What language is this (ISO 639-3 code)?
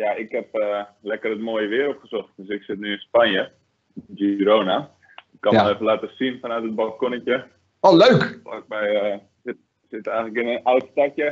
nld